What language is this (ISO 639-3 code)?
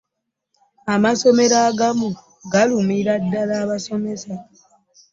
lug